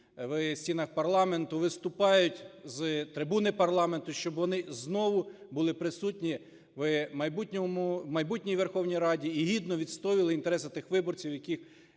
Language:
Ukrainian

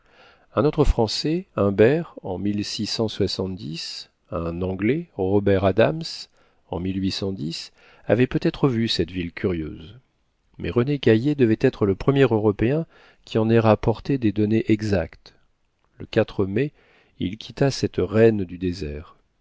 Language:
French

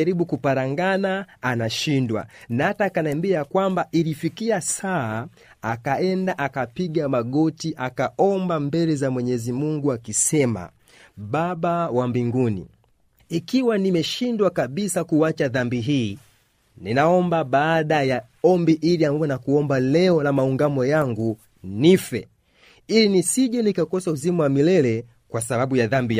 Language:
Swahili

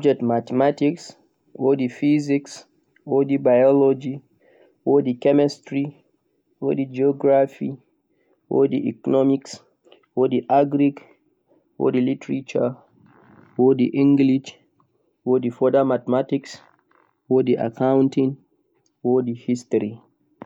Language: Central-Eastern Niger Fulfulde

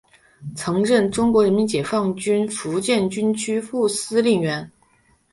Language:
Chinese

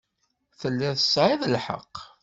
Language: Kabyle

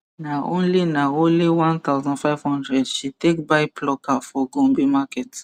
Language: Nigerian Pidgin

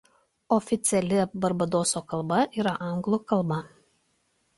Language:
Lithuanian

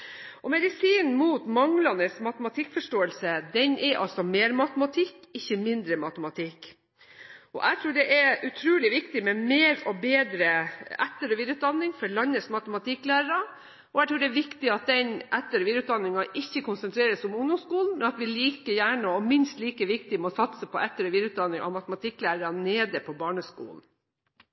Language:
Norwegian Bokmål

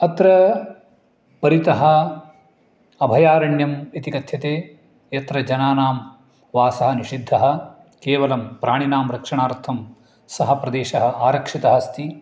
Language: Sanskrit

